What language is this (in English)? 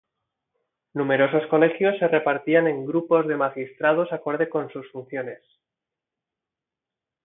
Spanish